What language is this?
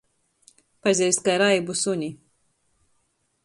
Latgalian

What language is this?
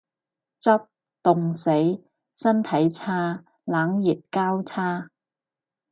Cantonese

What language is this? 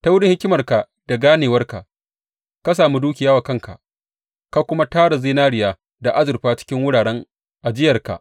Hausa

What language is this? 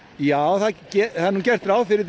Icelandic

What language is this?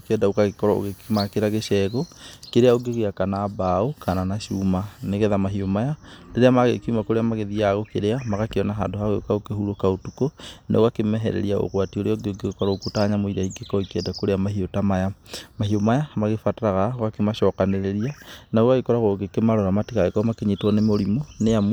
Kikuyu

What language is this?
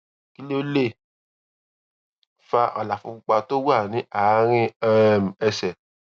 Yoruba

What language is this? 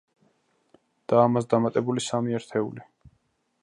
Georgian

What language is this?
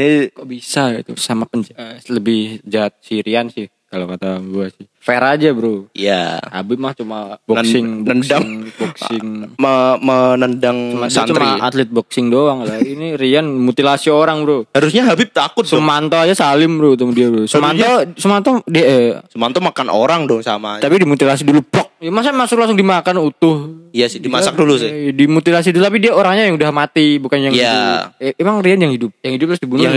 Indonesian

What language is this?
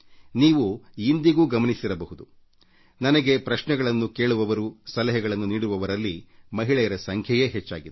Kannada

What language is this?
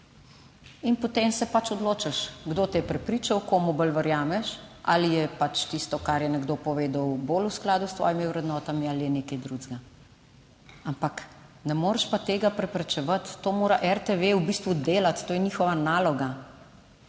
Slovenian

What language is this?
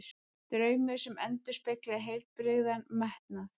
Icelandic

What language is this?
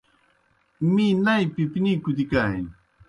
Kohistani Shina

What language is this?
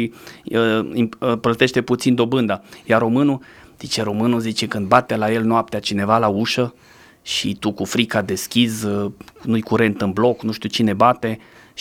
Romanian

